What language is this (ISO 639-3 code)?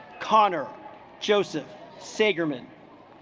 eng